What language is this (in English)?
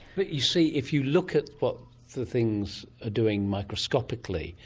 English